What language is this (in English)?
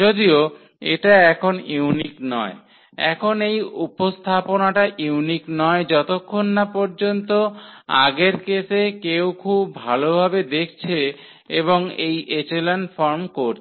Bangla